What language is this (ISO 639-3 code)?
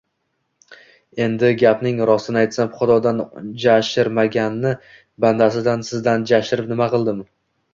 uzb